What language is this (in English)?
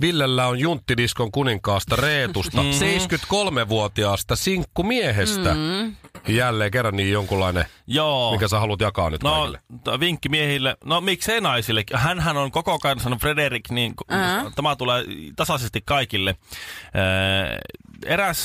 Finnish